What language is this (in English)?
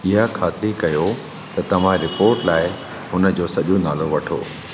Sindhi